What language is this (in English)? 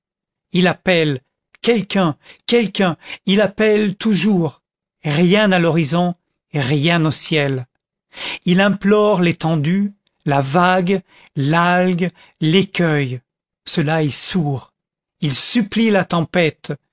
French